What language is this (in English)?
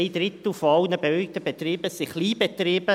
Swiss German